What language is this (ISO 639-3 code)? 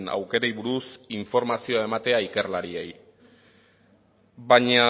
eus